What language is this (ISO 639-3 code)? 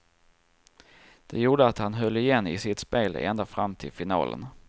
swe